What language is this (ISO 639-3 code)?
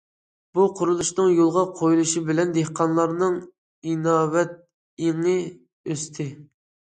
uig